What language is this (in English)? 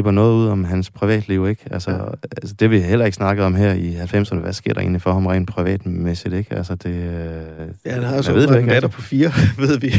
Danish